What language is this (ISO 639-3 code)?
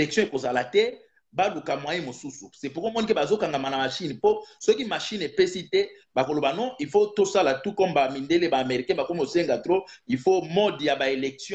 fra